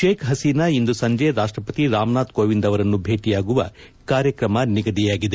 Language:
Kannada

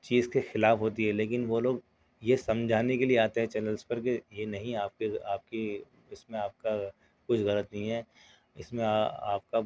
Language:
Urdu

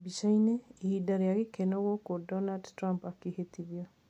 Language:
Kikuyu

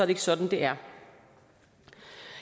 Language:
Danish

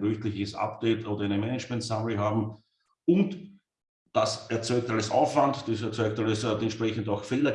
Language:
German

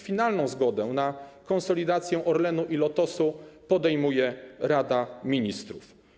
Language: Polish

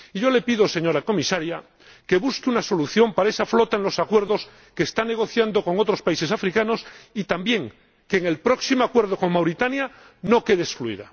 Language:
Spanish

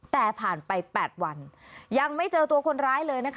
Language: Thai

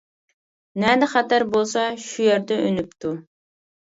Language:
Uyghur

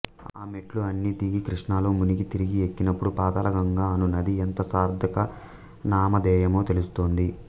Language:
Telugu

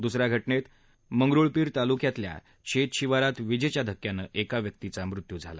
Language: Marathi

